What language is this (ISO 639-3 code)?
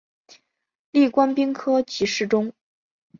zho